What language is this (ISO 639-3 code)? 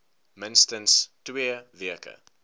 afr